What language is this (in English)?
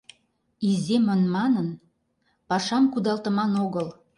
Mari